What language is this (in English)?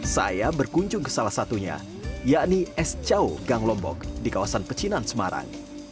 Indonesian